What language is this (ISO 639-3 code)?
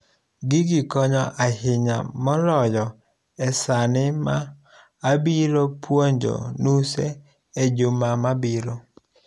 luo